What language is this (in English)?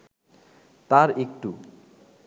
Bangla